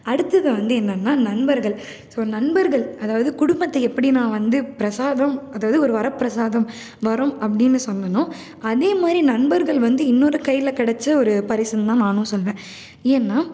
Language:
Tamil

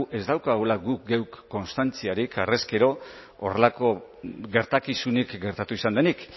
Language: Basque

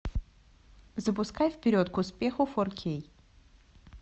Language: Russian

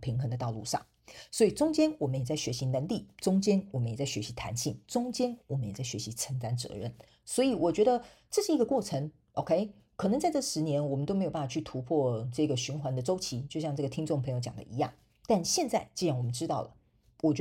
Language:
Chinese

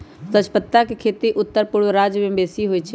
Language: Magahi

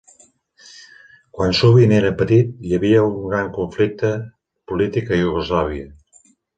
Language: Catalan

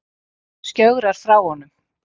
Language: Icelandic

